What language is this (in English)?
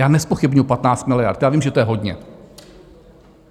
Czech